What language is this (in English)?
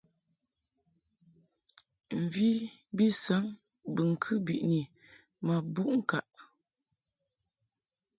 Mungaka